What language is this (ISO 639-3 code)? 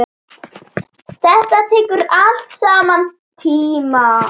isl